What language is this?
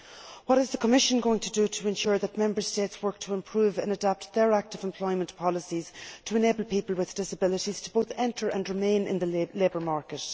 English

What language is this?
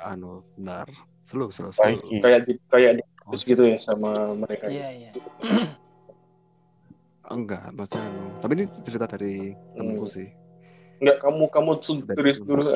Indonesian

